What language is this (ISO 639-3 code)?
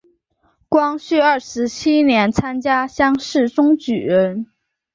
zho